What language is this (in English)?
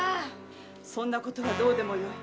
Japanese